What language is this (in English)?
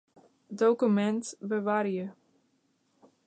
Western Frisian